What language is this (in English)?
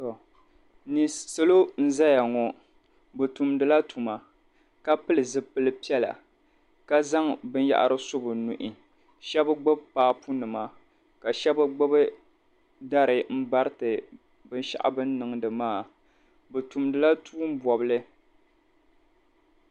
Dagbani